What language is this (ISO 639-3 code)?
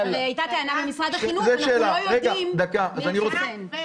heb